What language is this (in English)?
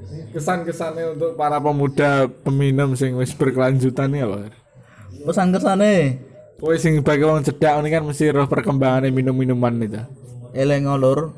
Indonesian